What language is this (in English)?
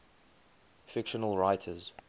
English